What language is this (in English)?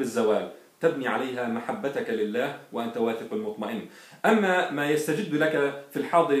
Arabic